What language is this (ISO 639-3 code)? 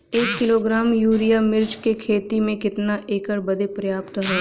bho